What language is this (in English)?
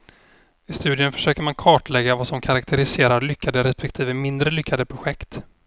Swedish